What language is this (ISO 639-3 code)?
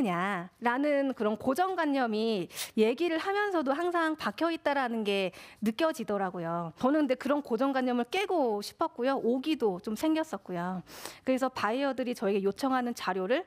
kor